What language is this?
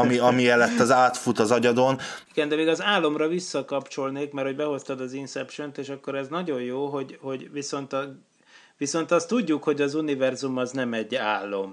Hungarian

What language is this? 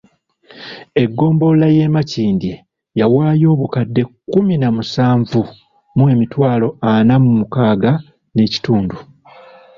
Ganda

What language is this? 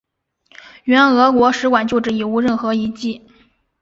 Chinese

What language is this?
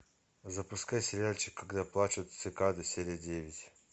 Russian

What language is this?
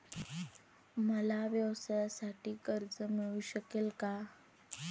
Marathi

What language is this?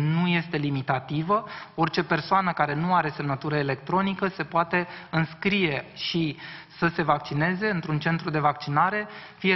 Romanian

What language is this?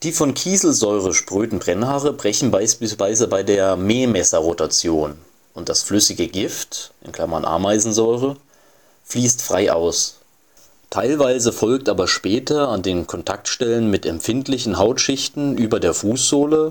German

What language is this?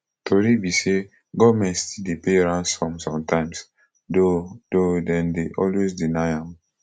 Nigerian Pidgin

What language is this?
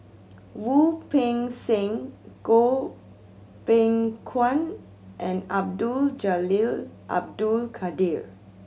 English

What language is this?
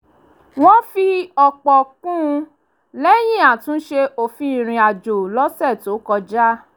Yoruba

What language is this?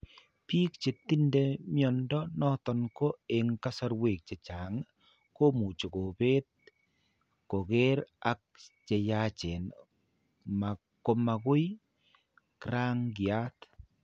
Kalenjin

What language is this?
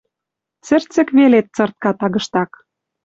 Western Mari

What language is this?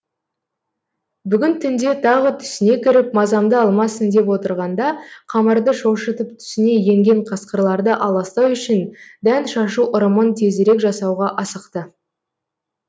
Kazakh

